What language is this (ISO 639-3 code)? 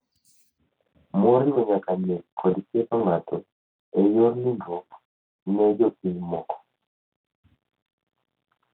luo